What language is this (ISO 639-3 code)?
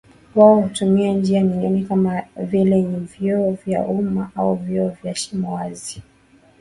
swa